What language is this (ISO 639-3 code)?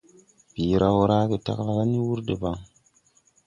tui